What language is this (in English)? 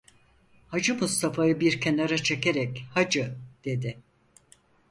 Turkish